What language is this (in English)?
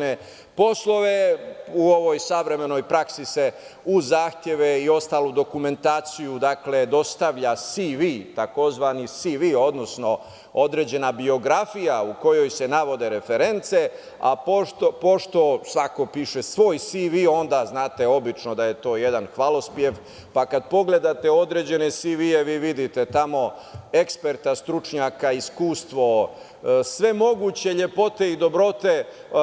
Serbian